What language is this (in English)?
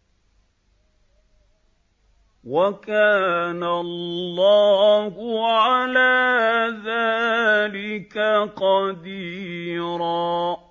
Arabic